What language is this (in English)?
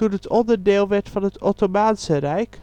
Dutch